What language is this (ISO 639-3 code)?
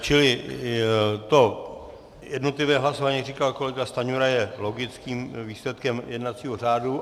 ces